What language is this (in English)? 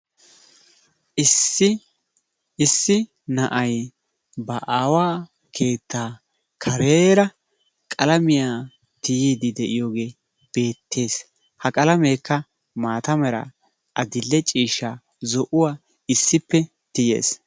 Wolaytta